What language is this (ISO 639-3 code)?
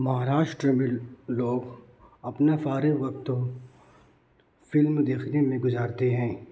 urd